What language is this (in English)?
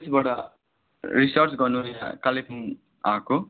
Nepali